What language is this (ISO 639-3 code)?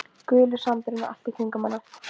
isl